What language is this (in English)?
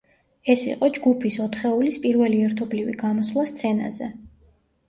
Georgian